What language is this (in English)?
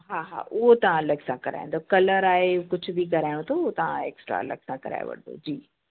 Sindhi